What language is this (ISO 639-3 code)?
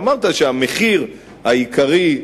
heb